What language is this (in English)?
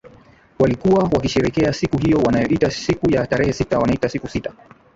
Swahili